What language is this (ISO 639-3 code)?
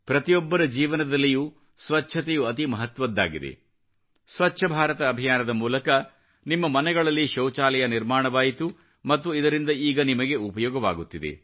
kan